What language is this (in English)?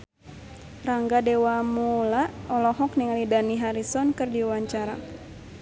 Sundanese